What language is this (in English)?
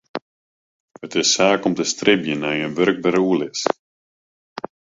Western Frisian